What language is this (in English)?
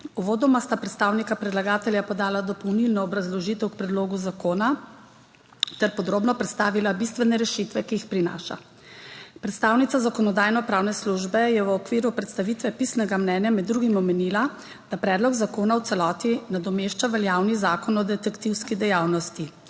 Slovenian